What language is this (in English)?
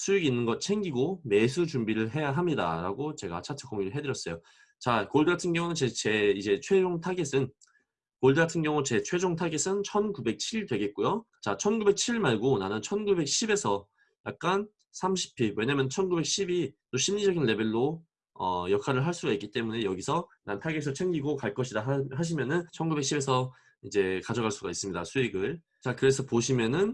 Korean